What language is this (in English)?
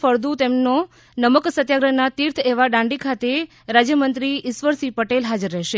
Gujarati